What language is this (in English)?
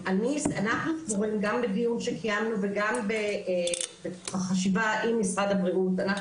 Hebrew